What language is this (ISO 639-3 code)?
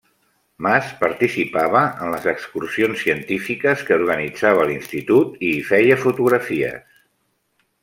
cat